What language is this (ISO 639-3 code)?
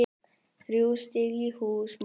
isl